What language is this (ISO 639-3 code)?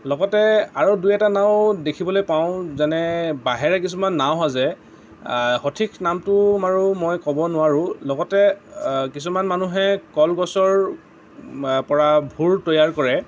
asm